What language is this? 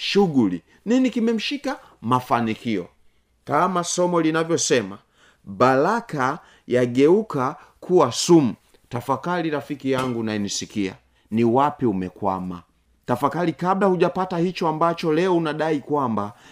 Swahili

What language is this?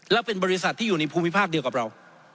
Thai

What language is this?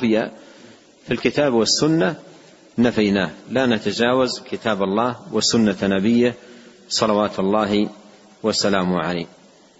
Arabic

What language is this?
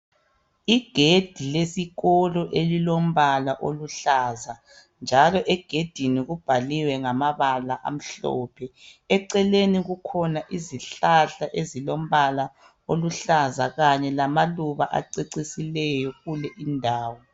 North Ndebele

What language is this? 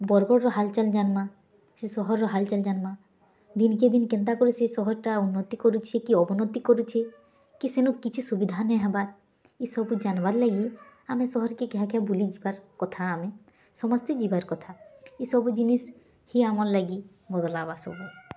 Odia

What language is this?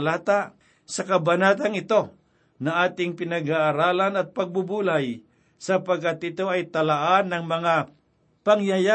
Filipino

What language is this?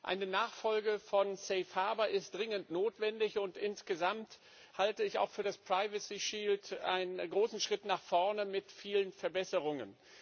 German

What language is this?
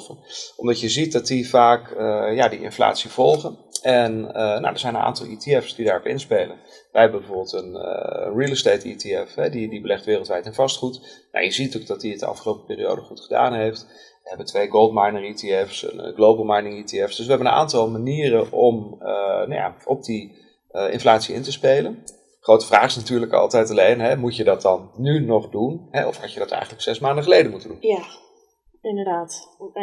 Dutch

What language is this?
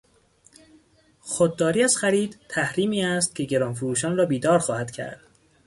Persian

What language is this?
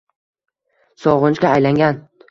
Uzbek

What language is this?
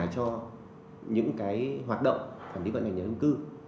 Vietnamese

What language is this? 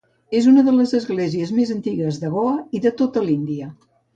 Catalan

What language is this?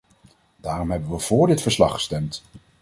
Dutch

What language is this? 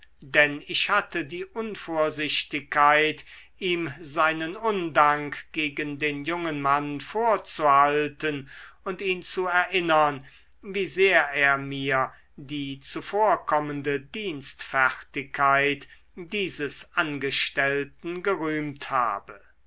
German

